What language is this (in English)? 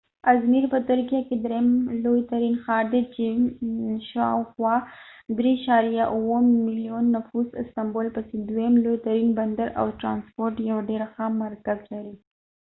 Pashto